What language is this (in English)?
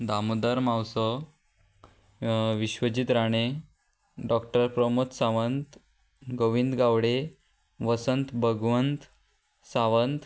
Konkani